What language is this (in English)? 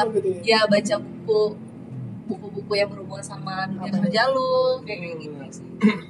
Indonesian